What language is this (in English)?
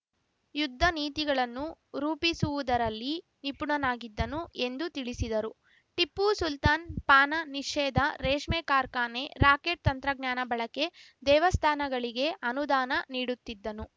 Kannada